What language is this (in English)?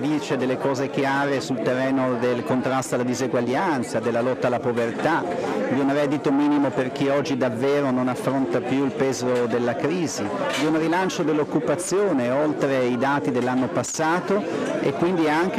Italian